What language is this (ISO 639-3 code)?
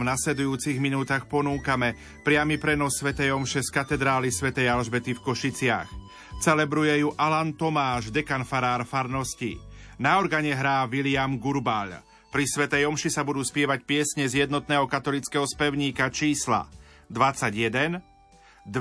slk